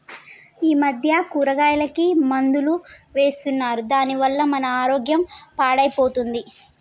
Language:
Telugu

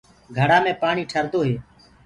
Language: Gurgula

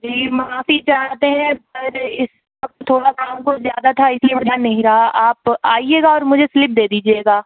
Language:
Urdu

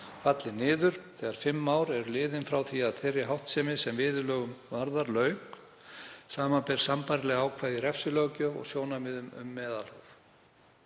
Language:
Icelandic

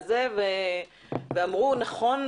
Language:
Hebrew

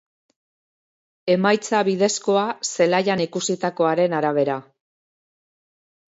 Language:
Basque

